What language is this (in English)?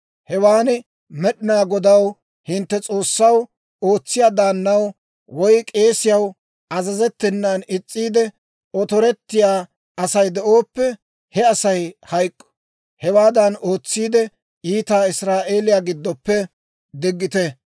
Dawro